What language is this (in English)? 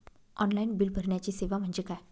Marathi